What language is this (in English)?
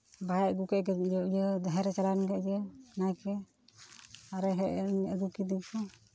Santali